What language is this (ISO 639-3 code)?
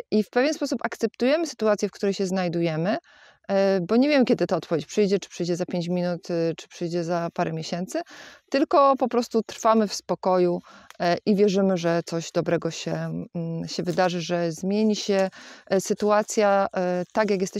pol